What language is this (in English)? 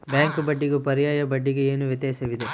Kannada